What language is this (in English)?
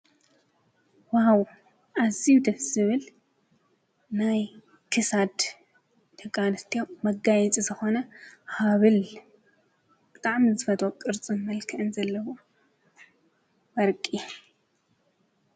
Tigrinya